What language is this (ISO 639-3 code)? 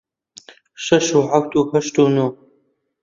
ckb